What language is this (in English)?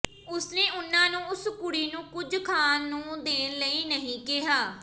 Punjabi